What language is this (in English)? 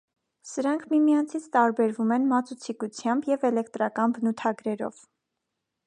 Armenian